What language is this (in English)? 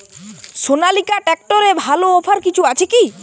Bangla